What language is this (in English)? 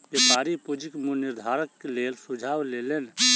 Maithili